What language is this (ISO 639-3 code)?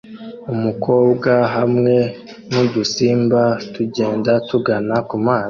kin